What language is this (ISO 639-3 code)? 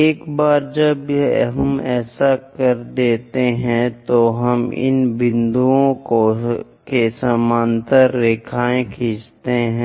hin